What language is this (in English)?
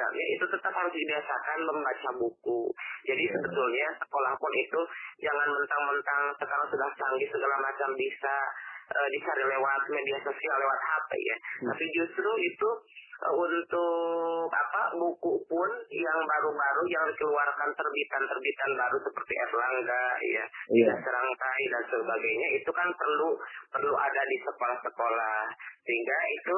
Indonesian